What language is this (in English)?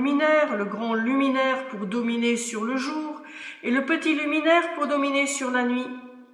French